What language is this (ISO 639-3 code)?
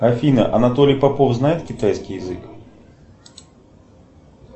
rus